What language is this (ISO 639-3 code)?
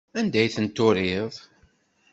kab